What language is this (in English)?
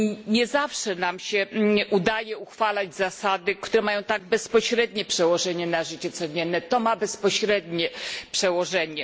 Polish